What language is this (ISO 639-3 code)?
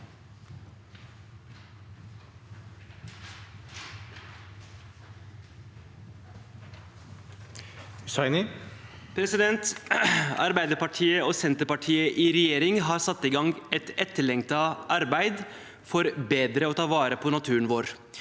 nor